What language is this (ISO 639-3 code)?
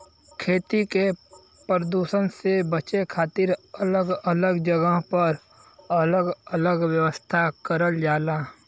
bho